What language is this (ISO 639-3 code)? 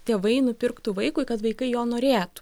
lit